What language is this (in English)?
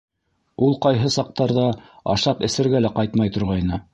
Bashkir